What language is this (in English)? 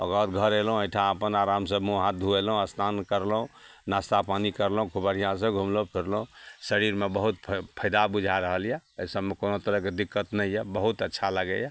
Maithili